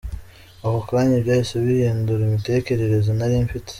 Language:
Kinyarwanda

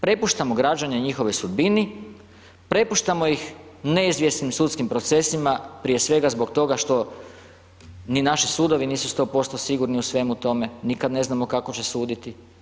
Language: Croatian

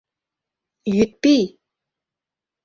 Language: Mari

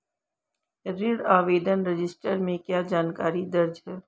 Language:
Hindi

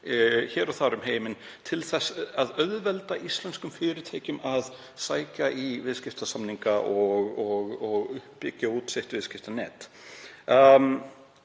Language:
Icelandic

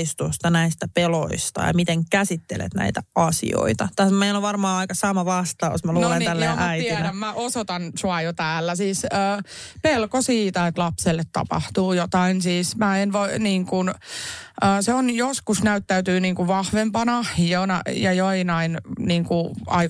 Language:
Finnish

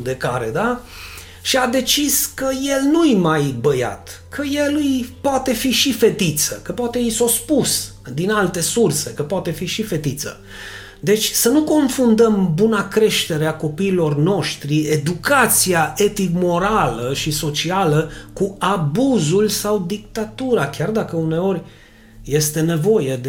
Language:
Romanian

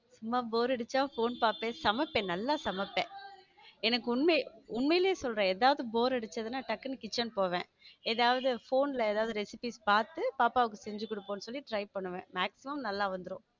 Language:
Tamil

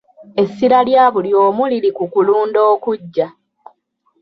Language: Ganda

